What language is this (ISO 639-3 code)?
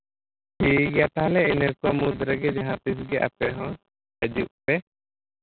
sat